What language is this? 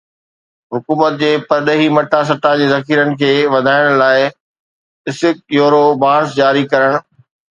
Sindhi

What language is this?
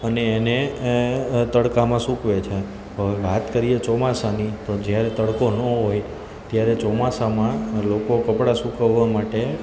Gujarati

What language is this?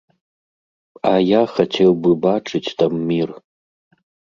Belarusian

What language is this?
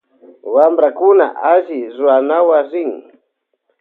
Loja Highland Quichua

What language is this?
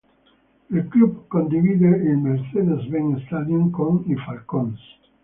Italian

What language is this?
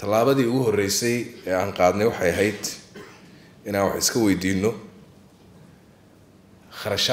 Arabic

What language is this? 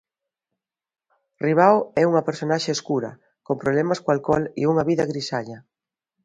Galician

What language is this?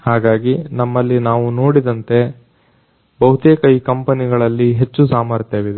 Kannada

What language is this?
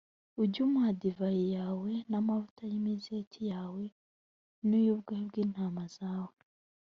Kinyarwanda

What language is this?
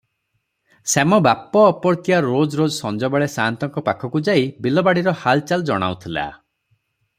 Odia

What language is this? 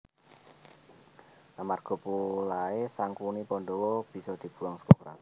Javanese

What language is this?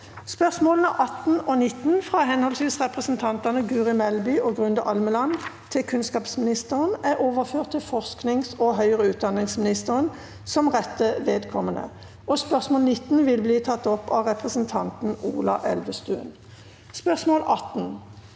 Norwegian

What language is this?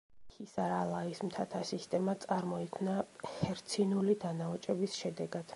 Georgian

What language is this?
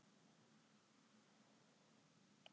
Icelandic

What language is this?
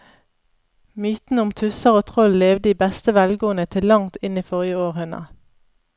Norwegian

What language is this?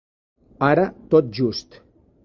Catalan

